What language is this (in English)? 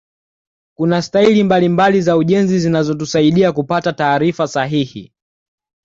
Swahili